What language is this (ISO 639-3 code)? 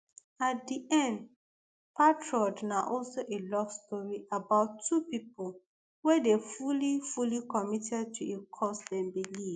pcm